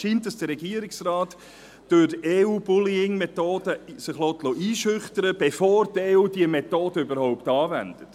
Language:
Swiss German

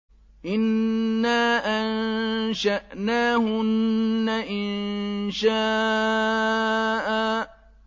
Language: Arabic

